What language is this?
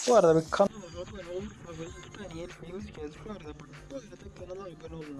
Turkish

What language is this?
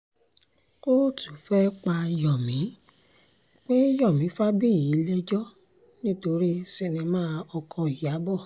Yoruba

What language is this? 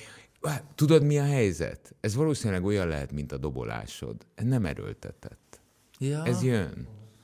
Hungarian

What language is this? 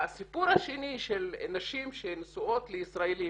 Hebrew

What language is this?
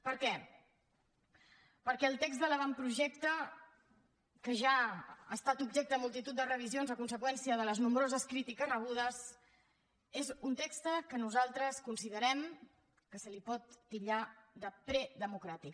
Catalan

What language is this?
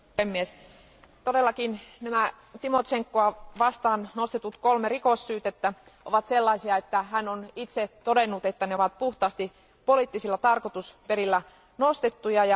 Finnish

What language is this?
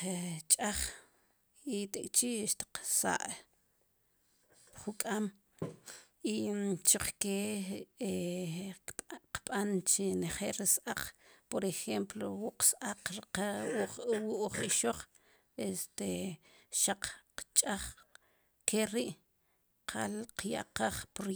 Sipacapense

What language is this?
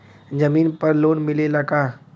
Bhojpuri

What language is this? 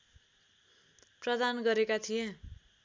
Nepali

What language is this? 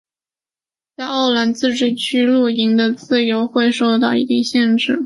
Chinese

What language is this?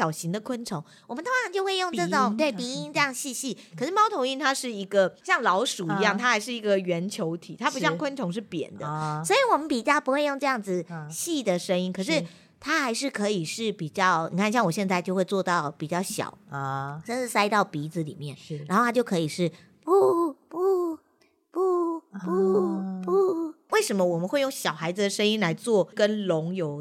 Chinese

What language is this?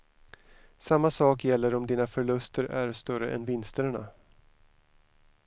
Swedish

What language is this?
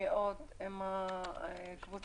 Hebrew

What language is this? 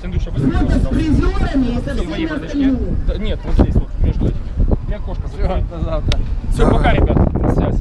Russian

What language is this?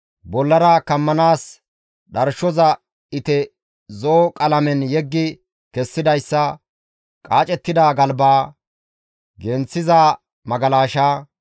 Gamo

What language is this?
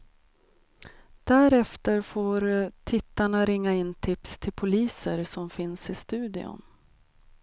Swedish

